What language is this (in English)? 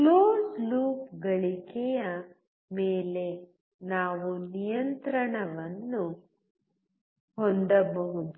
Kannada